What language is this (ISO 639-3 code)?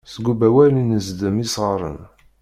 kab